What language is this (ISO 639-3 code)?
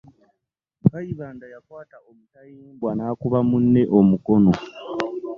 lug